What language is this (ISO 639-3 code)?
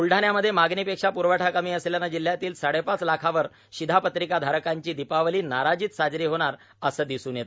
mar